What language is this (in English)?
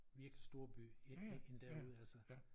Danish